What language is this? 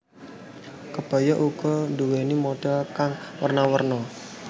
Javanese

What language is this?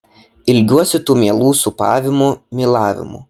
Lithuanian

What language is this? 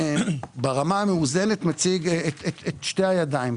Hebrew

